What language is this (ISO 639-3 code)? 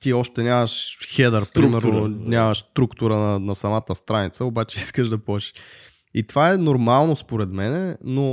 bul